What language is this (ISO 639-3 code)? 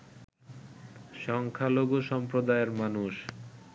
ben